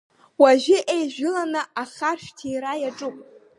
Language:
Abkhazian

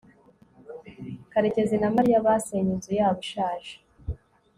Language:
Kinyarwanda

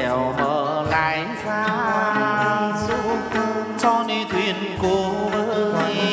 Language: Vietnamese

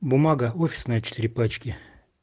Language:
Russian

